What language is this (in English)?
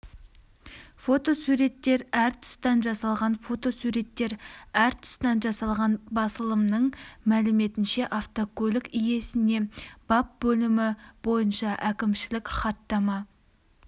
Kazakh